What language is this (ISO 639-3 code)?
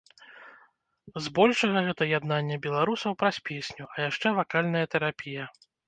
bel